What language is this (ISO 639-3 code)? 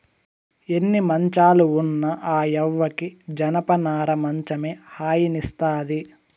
tel